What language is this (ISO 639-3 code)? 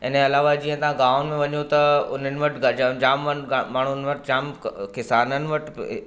snd